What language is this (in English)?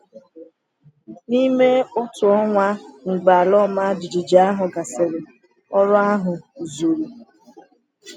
Igbo